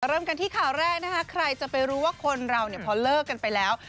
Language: Thai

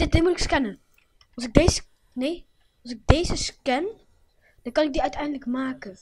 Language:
Dutch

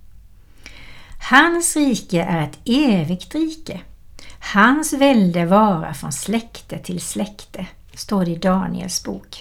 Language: Swedish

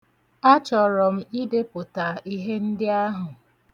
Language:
Igbo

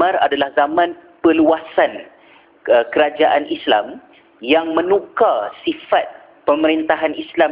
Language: Malay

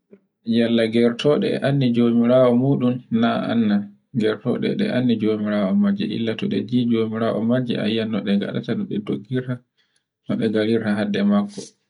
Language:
Borgu Fulfulde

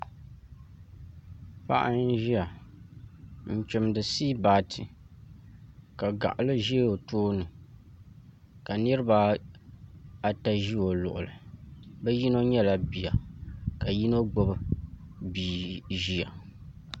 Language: Dagbani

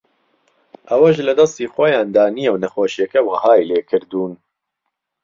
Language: Central Kurdish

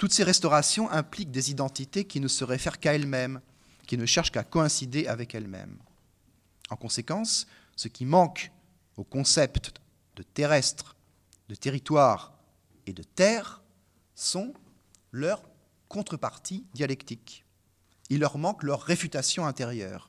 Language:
French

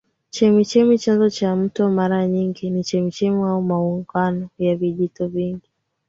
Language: Swahili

